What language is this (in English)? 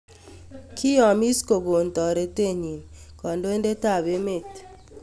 Kalenjin